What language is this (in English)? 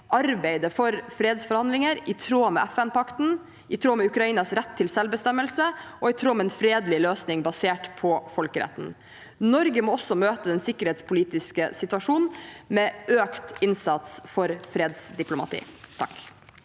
Norwegian